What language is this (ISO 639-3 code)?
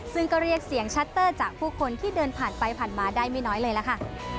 tha